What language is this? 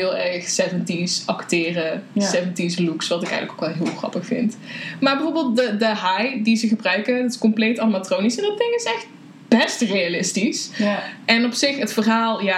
Dutch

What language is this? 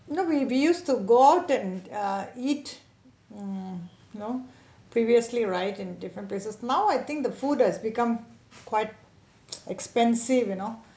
English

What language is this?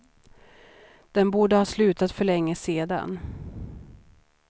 Swedish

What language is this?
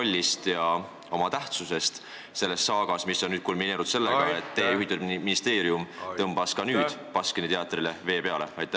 Estonian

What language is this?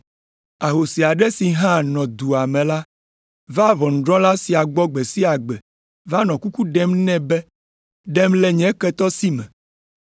Ewe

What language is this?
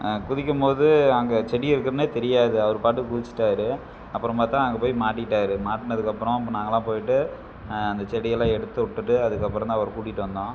Tamil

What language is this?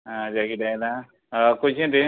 Konkani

